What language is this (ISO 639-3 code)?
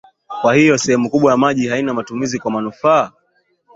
swa